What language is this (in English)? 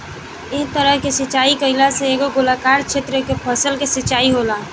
Bhojpuri